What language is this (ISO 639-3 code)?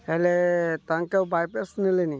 ori